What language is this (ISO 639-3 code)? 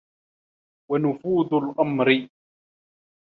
ara